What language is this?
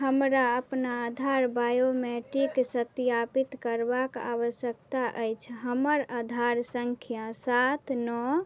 Maithili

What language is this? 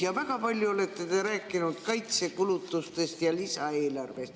Estonian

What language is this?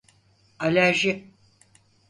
Turkish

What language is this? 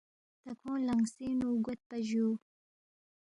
Balti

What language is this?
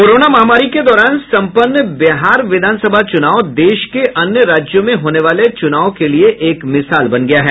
Hindi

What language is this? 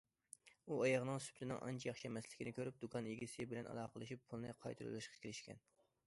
Uyghur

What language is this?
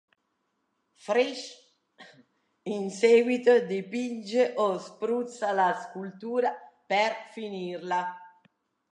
Italian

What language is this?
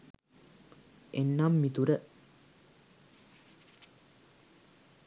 Sinhala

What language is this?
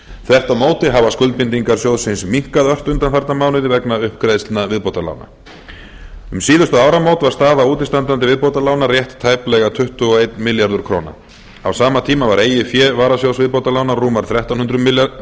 Icelandic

